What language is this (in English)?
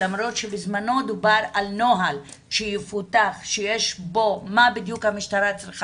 Hebrew